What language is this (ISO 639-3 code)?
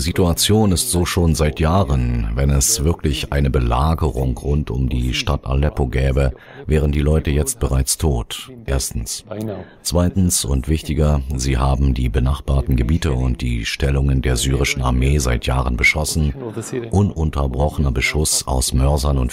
deu